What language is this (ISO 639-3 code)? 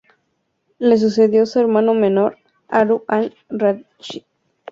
spa